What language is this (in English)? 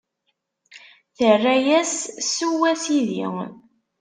Kabyle